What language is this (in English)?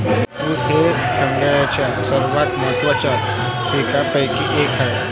Marathi